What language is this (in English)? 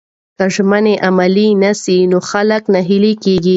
Pashto